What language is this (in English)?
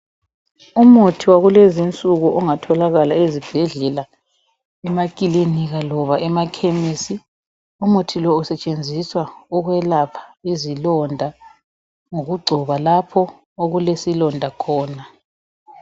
North Ndebele